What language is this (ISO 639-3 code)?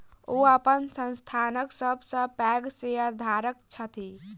mai